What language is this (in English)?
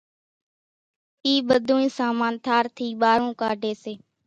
Kachi Koli